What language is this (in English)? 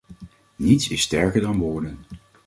Dutch